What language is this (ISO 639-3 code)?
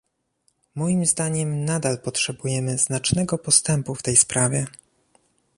pol